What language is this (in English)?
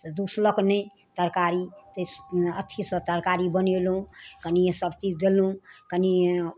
Maithili